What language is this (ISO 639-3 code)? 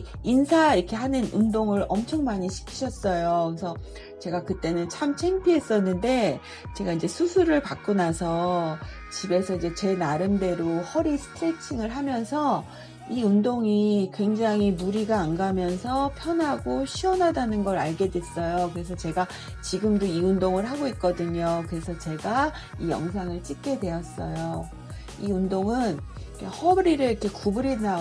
kor